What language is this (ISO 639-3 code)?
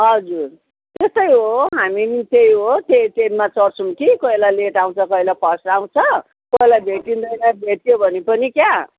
nep